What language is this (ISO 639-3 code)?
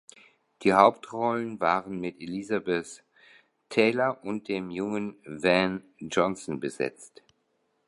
deu